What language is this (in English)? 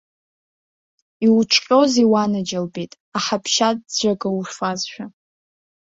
Abkhazian